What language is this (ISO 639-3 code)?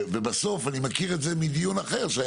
heb